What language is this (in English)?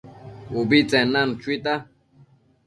Matsés